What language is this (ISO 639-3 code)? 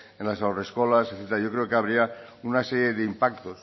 spa